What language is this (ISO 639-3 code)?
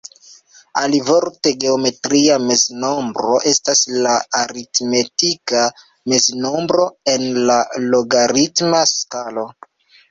epo